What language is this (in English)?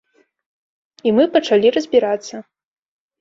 Belarusian